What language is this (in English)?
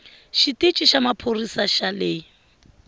Tsonga